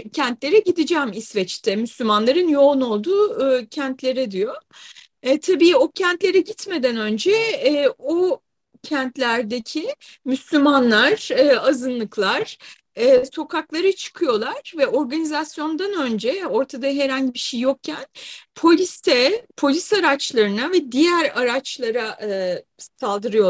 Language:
Turkish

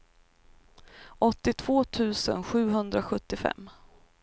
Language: Swedish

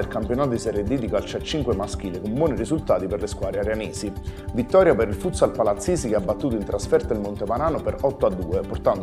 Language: Italian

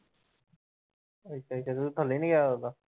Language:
Punjabi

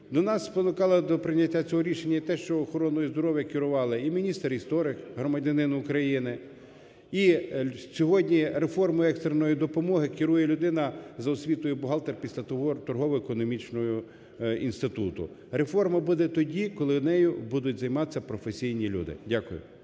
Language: Ukrainian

